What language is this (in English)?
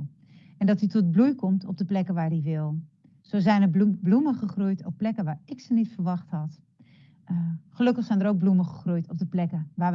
Dutch